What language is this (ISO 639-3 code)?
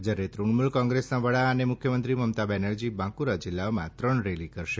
guj